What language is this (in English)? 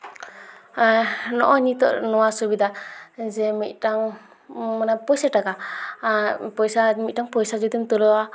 Santali